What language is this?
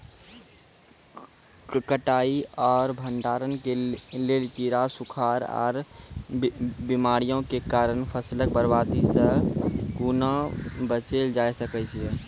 Maithili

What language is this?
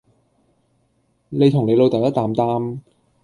Cantonese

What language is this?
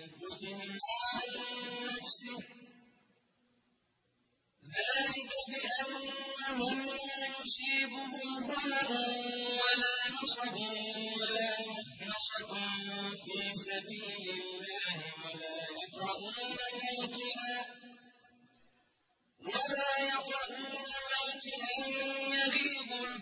Arabic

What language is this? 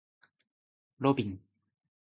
Japanese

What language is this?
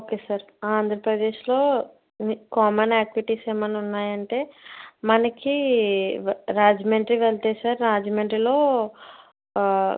Telugu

